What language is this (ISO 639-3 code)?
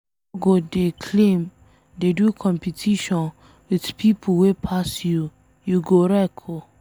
pcm